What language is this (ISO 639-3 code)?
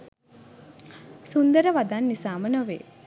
sin